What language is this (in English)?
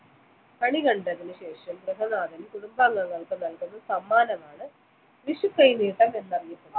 Malayalam